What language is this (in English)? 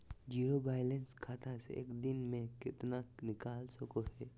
Magahi